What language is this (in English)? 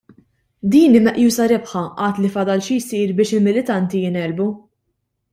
Maltese